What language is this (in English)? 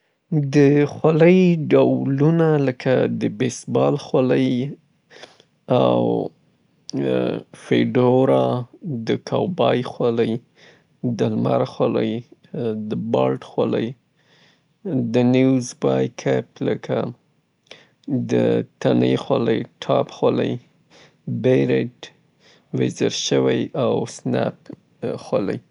Southern Pashto